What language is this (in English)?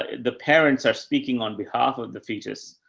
English